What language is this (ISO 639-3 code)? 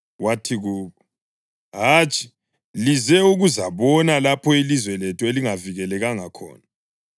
nde